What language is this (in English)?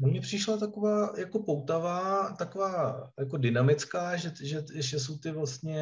Czech